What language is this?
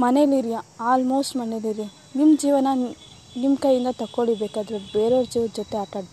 Kannada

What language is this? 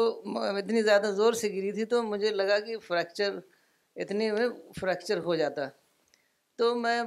Urdu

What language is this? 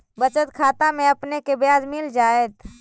Magahi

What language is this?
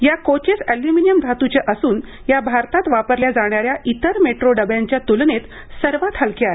Marathi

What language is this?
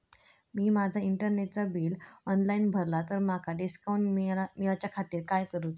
Marathi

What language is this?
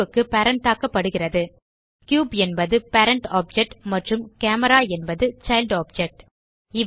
Tamil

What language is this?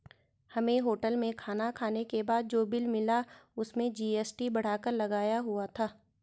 Hindi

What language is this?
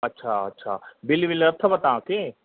Sindhi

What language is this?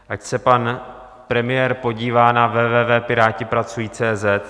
Czech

